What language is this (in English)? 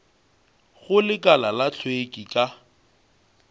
Northern Sotho